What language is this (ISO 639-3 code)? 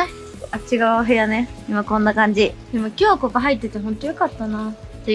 jpn